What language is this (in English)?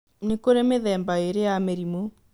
Kikuyu